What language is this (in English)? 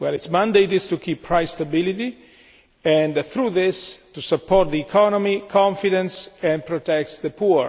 English